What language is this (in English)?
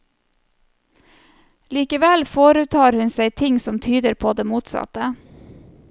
Norwegian